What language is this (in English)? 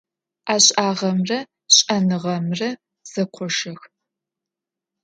Adyghe